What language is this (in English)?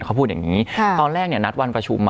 Thai